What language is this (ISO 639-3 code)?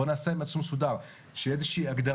heb